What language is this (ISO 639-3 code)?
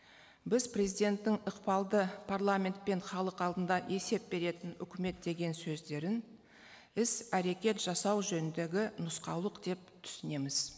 kaz